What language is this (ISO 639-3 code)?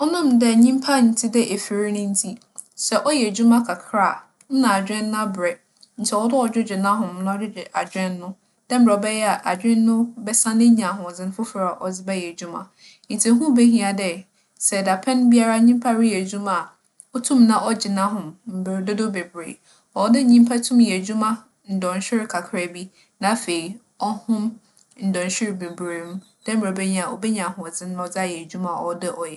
aka